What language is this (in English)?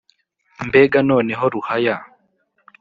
Kinyarwanda